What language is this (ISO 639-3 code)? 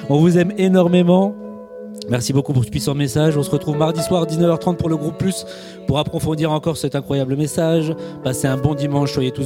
fra